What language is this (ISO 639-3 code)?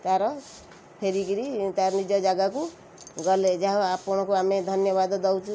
ori